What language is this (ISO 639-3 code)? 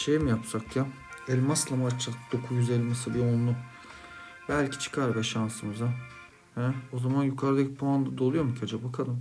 tur